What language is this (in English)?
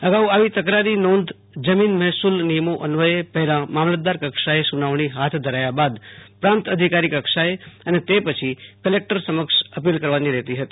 Gujarati